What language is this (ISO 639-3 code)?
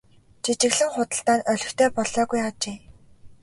mon